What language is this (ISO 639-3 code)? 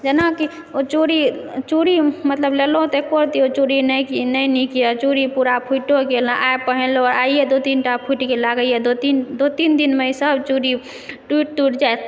mai